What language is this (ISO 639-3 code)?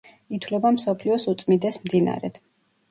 kat